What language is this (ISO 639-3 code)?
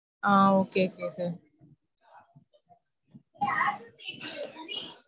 tam